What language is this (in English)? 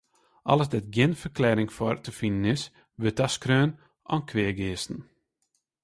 Western Frisian